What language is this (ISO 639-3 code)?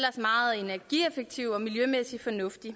dan